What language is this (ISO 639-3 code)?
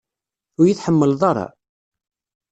kab